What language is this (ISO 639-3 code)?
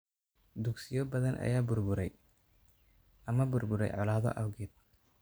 som